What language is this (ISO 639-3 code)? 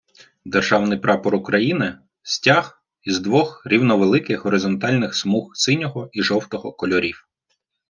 ukr